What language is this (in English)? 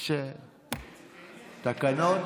Hebrew